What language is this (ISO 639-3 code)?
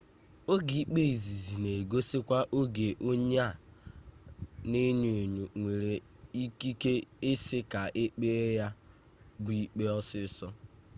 ibo